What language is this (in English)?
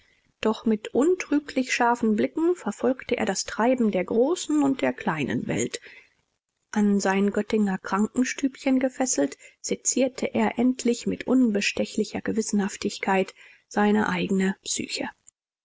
German